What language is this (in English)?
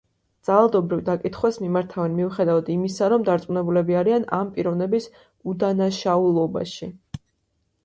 Georgian